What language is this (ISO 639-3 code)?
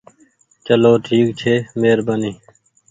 gig